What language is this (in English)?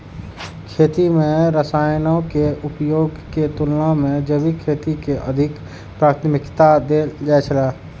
Maithili